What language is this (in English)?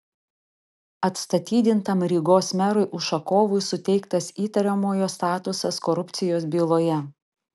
Lithuanian